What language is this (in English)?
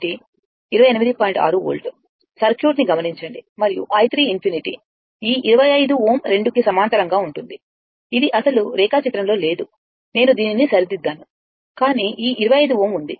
Telugu